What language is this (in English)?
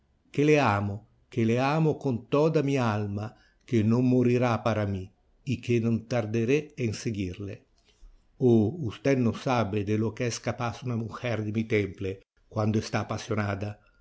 Spanish